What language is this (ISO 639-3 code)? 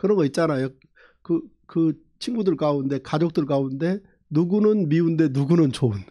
kor